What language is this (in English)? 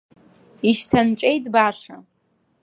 Abkhazian